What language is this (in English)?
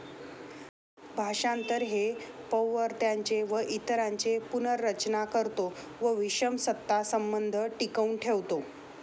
Marathi